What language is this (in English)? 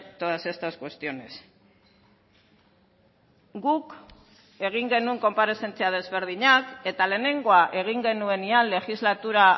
Basque